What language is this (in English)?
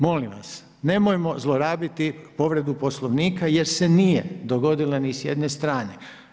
Croatian